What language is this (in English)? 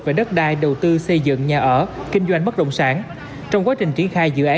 Vietnamese